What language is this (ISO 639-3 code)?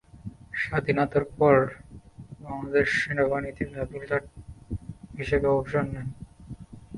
ben